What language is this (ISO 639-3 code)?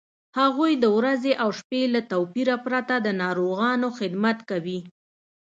pus